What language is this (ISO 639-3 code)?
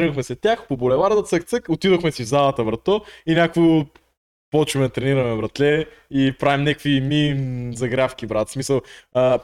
bul